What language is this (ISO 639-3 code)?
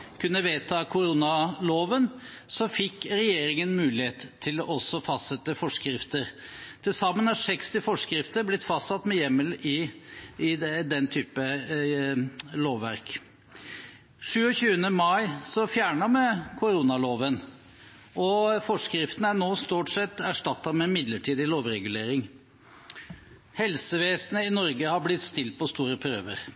nob